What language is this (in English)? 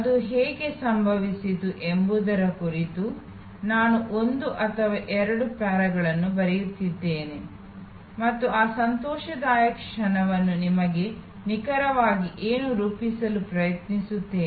Kannada